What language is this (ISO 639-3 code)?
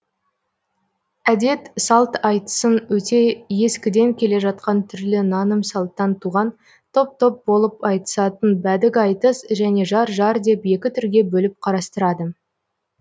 kaz